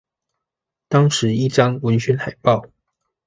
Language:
Chinese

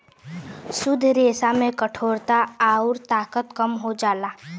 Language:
Bhojpuri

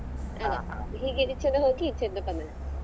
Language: Kannada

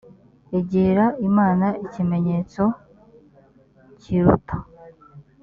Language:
Kinyarwanda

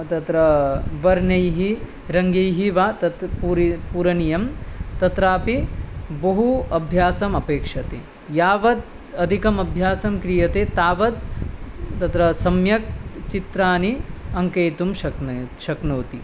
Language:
Sanskrit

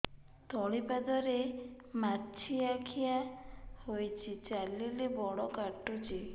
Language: Odia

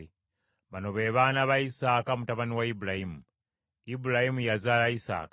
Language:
Ganda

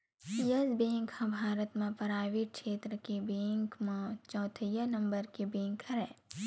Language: Chhattisgarhi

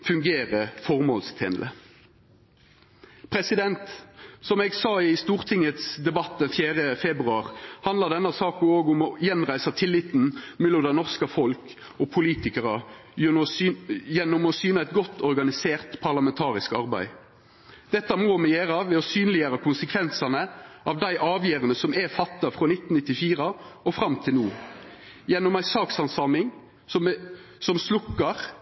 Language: Norwegian Nynorsk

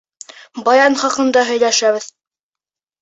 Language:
Bashkir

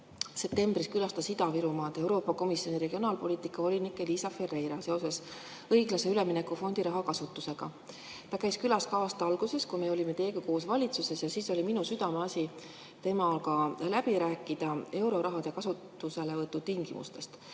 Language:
Estonian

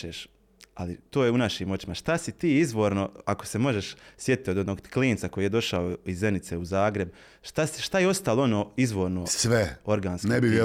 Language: Croatian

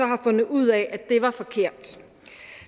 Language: Danish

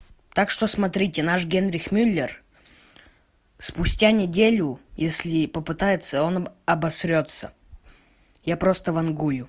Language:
Russian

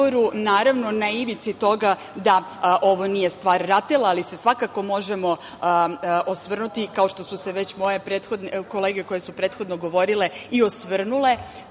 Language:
Serbian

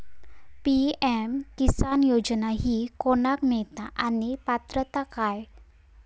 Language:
Marathi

